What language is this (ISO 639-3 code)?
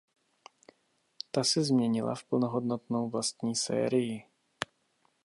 ces